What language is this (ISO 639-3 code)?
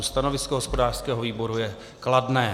ces